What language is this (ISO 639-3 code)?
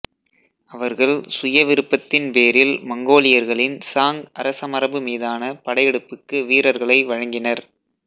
tam